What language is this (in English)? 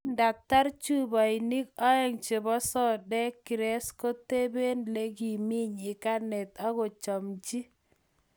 Kalenjin